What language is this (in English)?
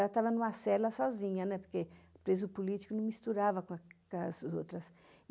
Portuguese